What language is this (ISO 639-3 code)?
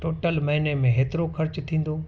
snd